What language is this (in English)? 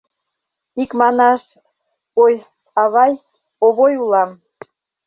Mari